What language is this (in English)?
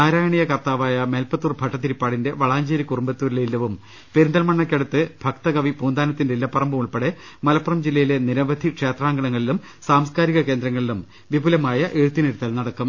Malayalam